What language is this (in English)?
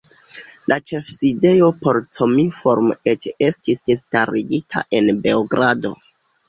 Esperanto